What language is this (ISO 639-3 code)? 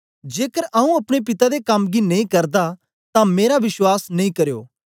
doi